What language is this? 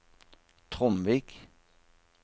Norwegian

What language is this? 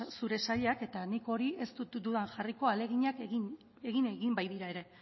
Basque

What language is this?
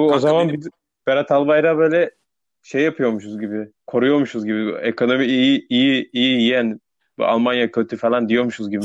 Turkish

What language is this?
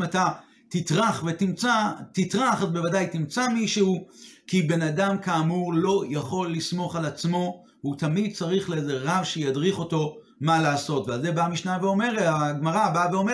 Hebrew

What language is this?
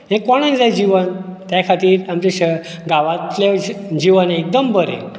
Konkani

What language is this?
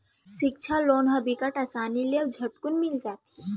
Chhattisgarhi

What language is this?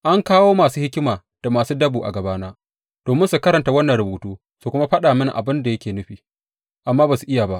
Hausa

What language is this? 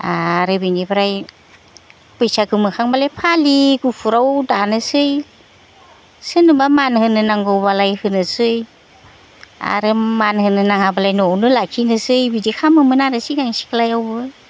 Bodo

